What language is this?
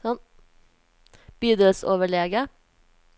Norwegian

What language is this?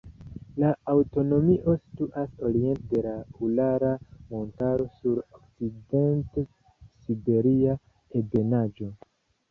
Esperanto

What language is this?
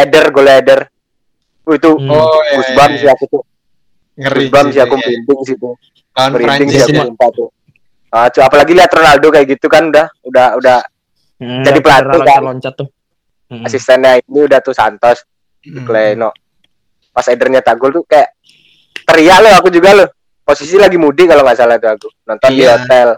Indonesian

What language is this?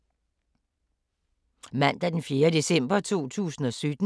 Danish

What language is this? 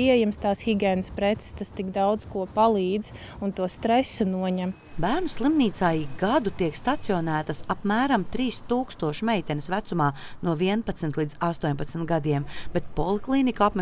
Latvian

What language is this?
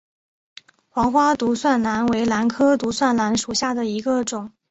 Chinese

